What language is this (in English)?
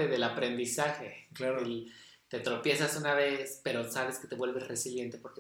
Spanish